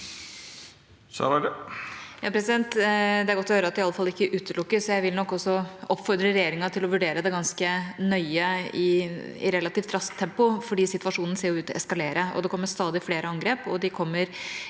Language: Norwegian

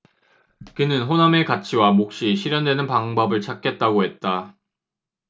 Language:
Korean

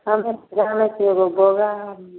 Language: Maithili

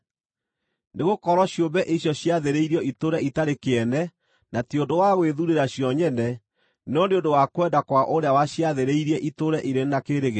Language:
Kikuyu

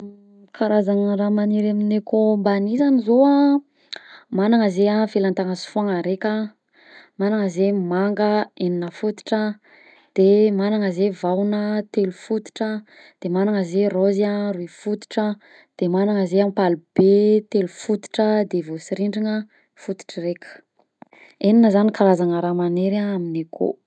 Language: Southern Betsimisaraka Malagasy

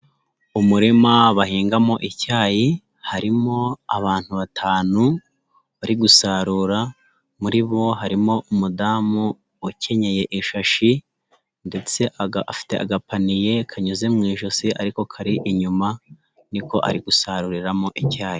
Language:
Kinyarwanda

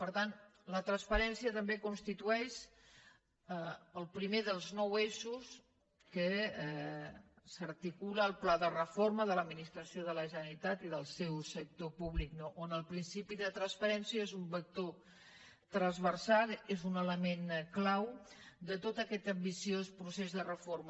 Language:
Catalan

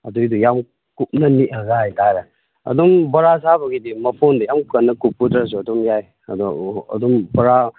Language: Manipuri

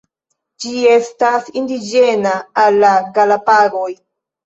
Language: Esperanto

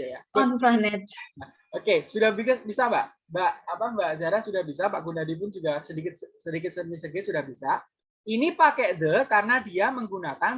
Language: Indonesian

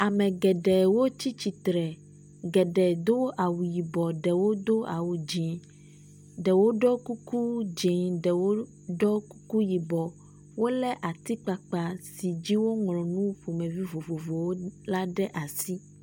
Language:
Ewe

